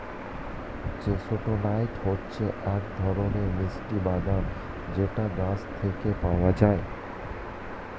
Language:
Bangla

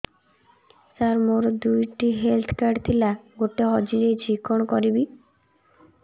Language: Odia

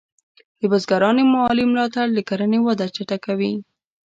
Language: Pashto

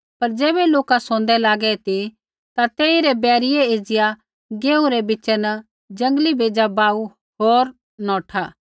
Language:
Kullu Pahari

